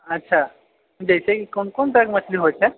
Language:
Maithili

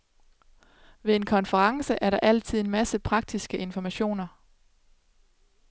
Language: Danish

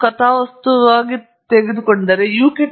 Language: Kannada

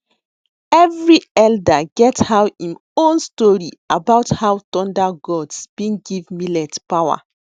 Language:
Nigerian Pidgin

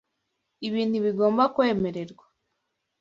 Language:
Kinyarwanda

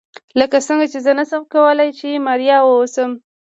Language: Pashto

